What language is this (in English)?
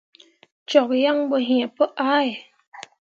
Mundang